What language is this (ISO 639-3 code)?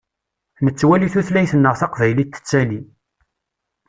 kab